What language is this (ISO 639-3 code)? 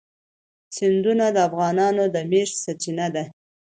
pus